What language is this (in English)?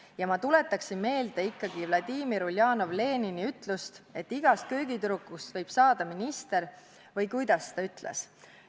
Estonian